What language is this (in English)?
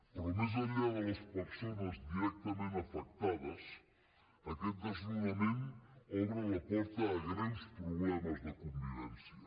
Catalan